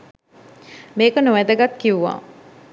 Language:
Sinhala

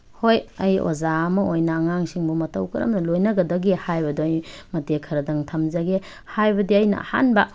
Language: Manipuri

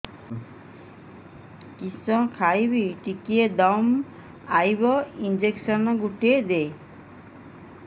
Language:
Odia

